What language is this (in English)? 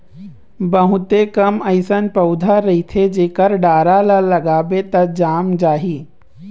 Chhattisgarhi